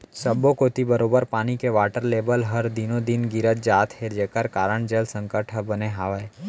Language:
Chhattisgarhi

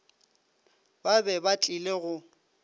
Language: Northern Sotho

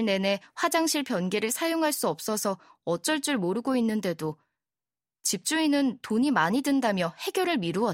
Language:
Korean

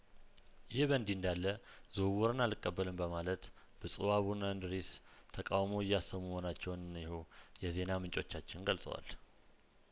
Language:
Amharic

